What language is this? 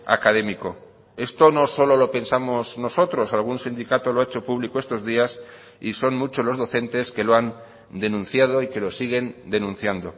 Spanish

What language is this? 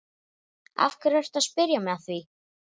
Icelandic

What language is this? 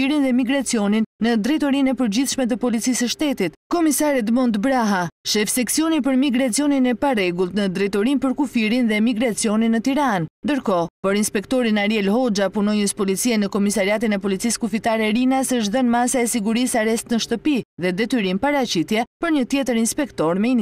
Romanian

